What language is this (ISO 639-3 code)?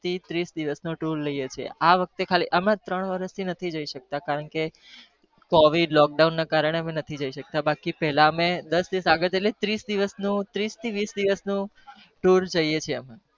guj